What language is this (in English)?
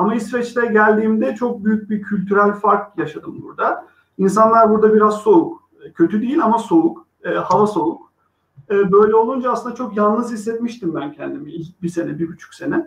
Turkish